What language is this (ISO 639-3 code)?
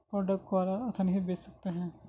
urd